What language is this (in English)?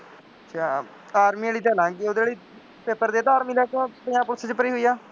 Punjabi